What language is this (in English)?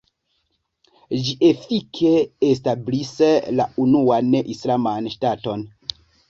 Esperanto